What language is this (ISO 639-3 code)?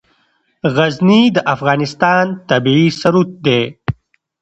pus